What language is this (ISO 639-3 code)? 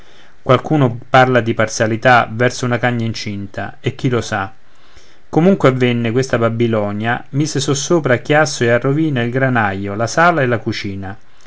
ita